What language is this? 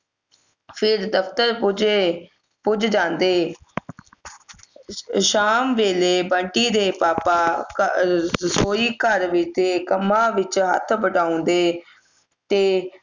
Punjabi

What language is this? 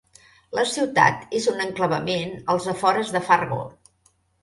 Catalan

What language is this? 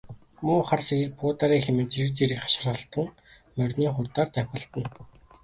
Mongolian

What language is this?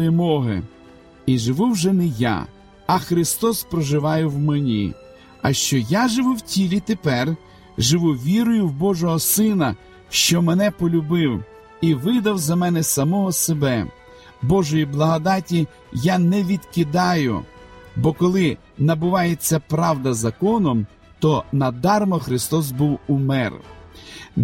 Ukrainian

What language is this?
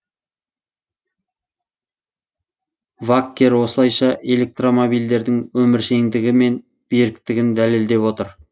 Kazakh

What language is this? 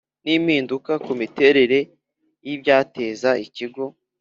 Kinyarwanda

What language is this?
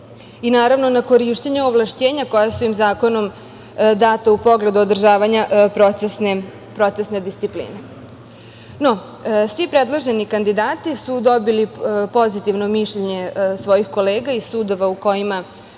Serbian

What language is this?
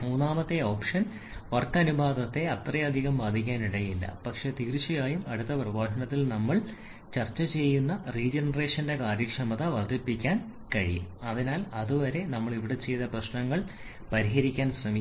Malayalam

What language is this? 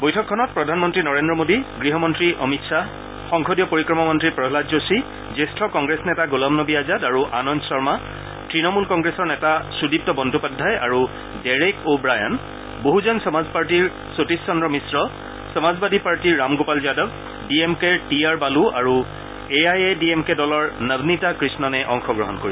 Assamese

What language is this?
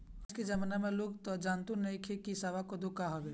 Bhojpuri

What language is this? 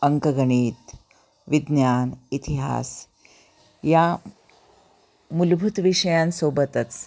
Marathi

